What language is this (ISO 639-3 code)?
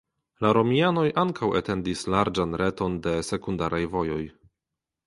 epo